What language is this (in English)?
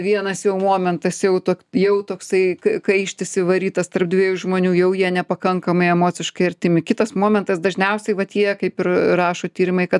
Lithuanian